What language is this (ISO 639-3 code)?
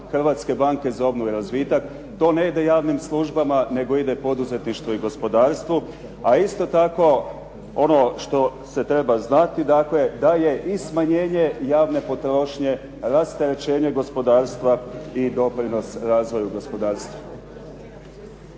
hrv